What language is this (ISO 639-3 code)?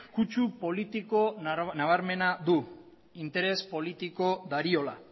eus